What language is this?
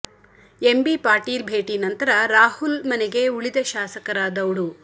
Kannada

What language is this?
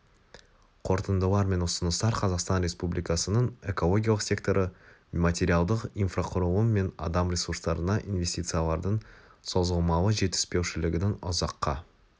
Kazakh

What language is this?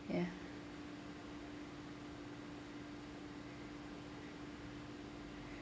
English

